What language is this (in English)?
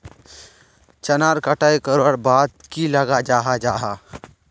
Magahi